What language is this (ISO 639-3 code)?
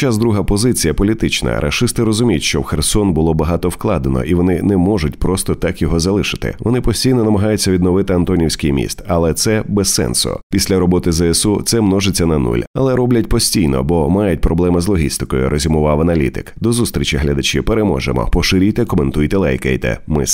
ukr